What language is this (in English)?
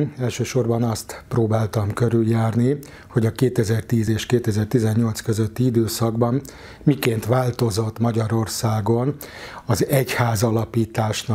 Hungarian